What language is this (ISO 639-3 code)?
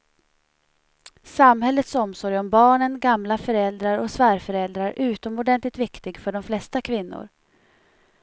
swe